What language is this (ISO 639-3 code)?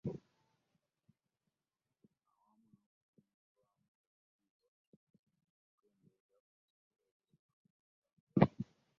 lug